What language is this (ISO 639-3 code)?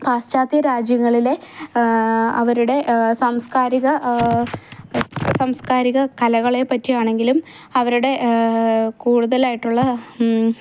mal